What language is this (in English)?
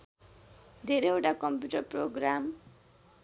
Nepali